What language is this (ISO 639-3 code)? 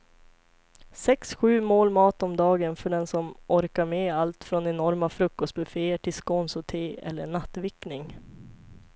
swe